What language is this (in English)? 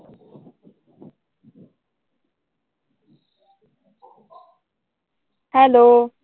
Punjabi